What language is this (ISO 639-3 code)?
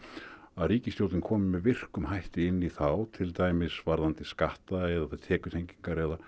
isl